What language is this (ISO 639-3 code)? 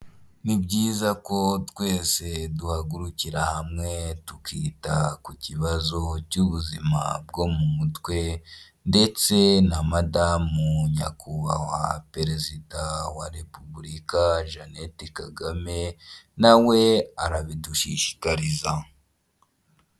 kin